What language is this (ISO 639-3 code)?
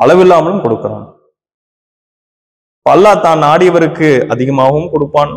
tam